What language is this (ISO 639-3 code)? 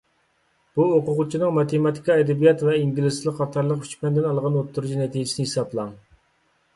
uig